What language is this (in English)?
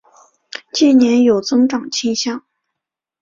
Chinese